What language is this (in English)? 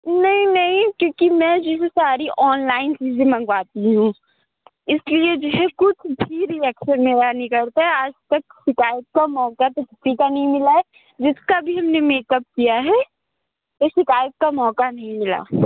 Urdu